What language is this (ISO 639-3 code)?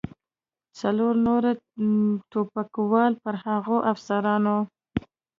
pus